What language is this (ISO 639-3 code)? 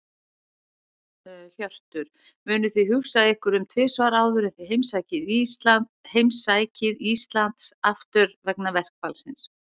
isl